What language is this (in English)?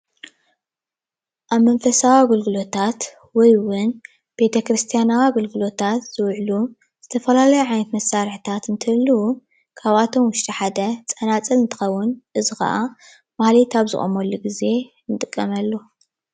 Tigrinya